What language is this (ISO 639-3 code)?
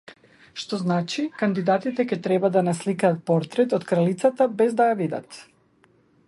mkd